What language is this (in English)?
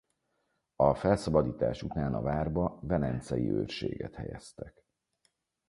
Hungarian